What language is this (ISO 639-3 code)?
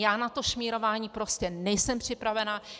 ces